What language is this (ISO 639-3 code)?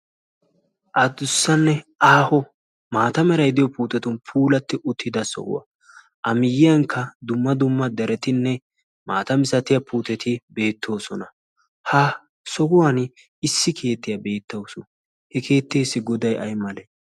wal